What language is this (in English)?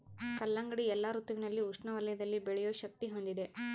Kannada